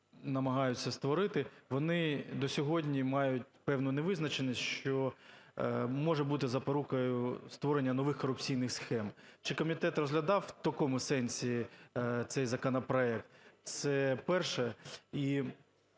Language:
Ukrainian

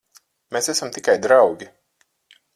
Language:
Latvian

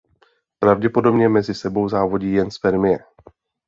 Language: Czech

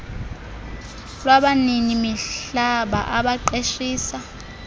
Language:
Xhosa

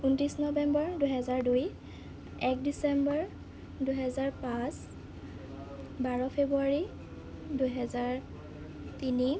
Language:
Assamese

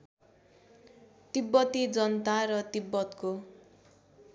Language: Nepali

